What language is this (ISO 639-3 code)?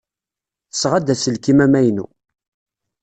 kab